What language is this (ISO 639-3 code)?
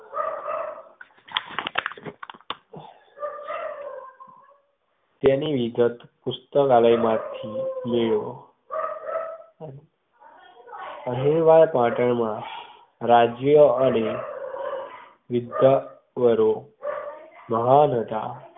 guj